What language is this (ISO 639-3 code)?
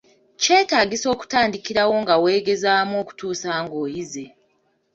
lug